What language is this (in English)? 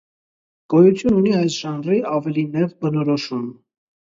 Armenian